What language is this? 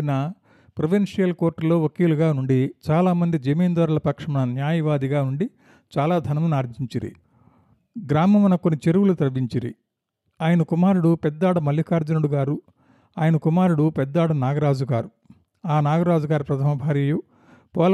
Telugu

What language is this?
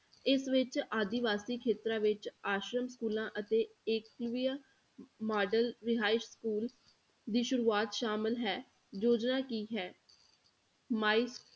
Punjabi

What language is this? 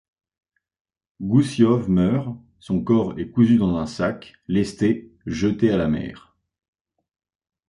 French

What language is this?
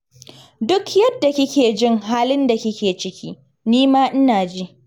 Hausa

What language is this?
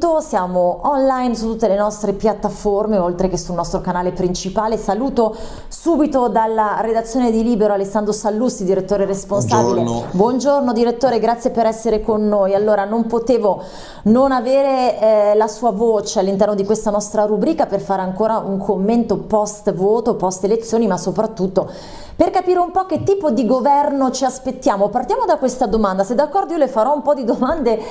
Italian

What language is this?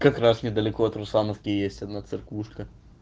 Russian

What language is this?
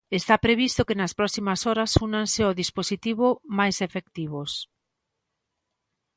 Galician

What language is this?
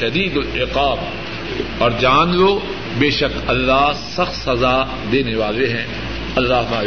Urdu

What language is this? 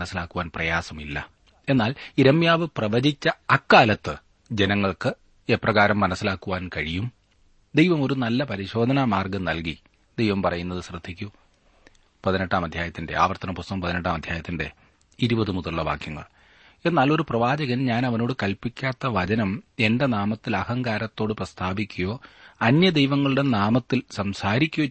Malayalam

